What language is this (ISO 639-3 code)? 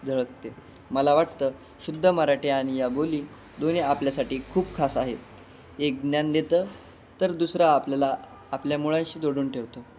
mar